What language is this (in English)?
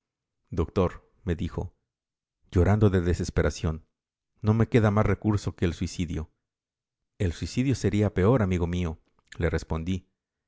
Spanish